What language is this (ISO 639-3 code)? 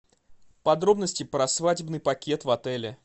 rus